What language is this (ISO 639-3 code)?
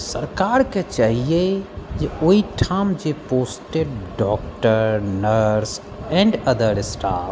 mai